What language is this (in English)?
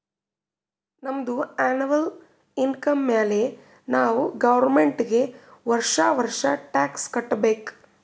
Kannada